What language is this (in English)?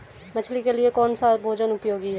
Hindi